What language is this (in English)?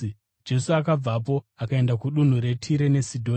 Shona